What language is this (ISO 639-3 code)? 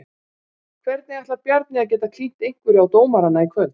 isl